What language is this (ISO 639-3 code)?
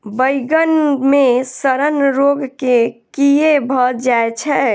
mai